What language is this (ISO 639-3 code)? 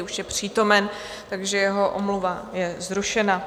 ces